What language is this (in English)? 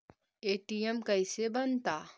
Magahi